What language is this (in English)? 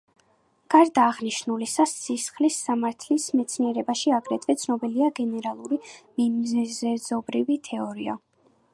Georgian